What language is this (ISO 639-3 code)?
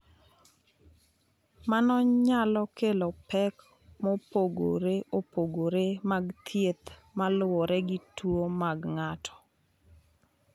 luo